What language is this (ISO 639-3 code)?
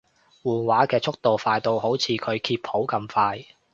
yue